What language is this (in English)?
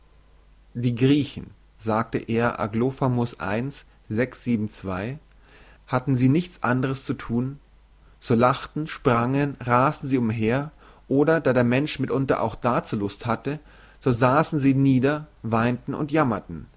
German